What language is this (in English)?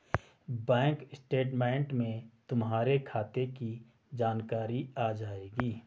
Hindi